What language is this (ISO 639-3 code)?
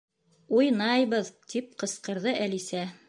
bak